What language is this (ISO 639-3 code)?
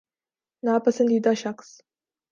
urd